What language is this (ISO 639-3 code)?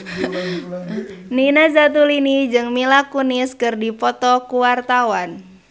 sun